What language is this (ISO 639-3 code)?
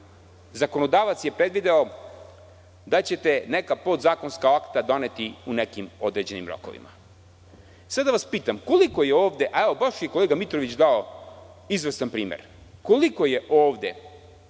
srp